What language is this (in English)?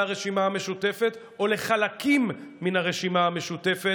Hebrew